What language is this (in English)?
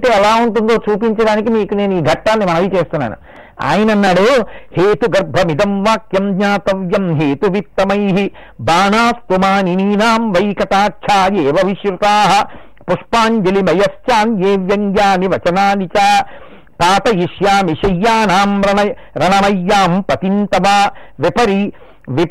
Telugu